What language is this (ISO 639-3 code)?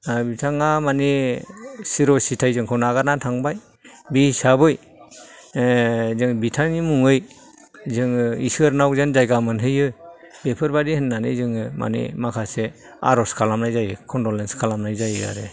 brx